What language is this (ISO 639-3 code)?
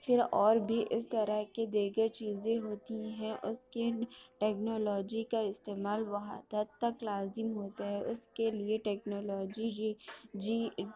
urd